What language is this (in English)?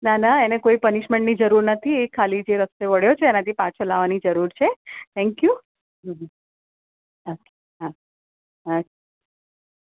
Gujarati